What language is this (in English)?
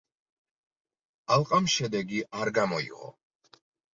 Georgian